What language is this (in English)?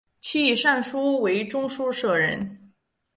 Chinese